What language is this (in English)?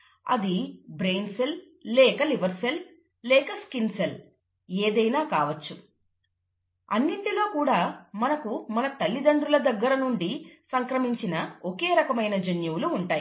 Telugu